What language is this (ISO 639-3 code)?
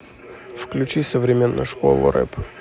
rus